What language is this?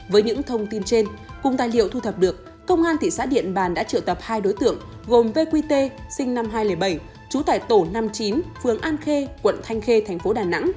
Vietnamese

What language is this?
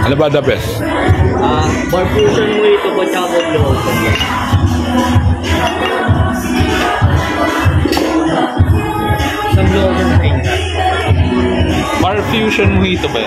Filipino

